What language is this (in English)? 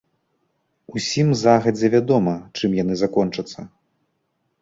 Belarusian